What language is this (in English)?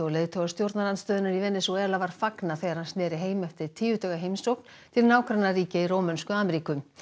Icelandic